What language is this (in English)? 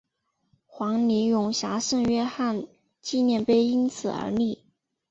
Chinese